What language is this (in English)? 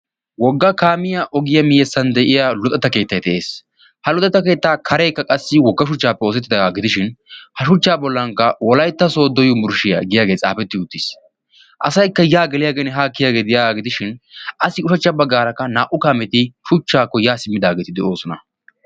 Wolaytta